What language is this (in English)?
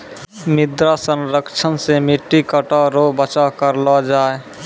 Maithili